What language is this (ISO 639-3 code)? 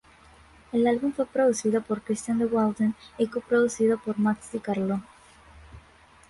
spa